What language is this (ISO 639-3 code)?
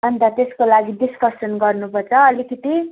nep